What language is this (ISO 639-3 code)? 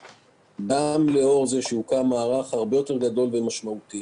heb